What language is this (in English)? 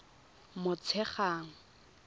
Tswana